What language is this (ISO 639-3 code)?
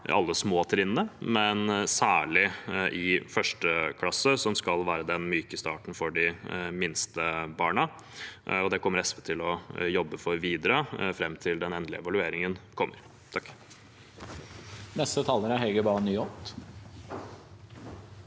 nor